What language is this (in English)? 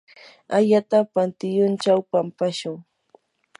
Yanahuanca Pasco Quechua